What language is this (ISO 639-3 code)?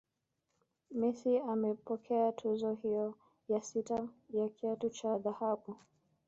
swa